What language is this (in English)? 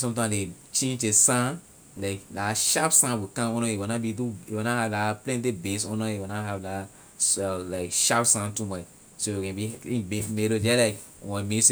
Liberian English